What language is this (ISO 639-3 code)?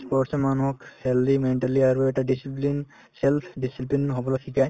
asm